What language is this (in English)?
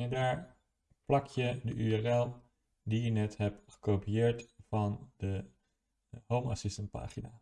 Dutch